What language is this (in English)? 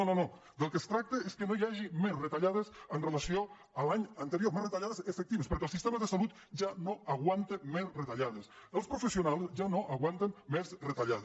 Catalan